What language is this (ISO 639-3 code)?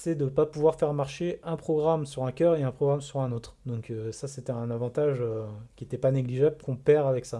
fra